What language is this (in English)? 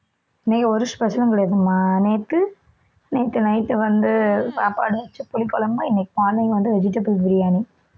Tamil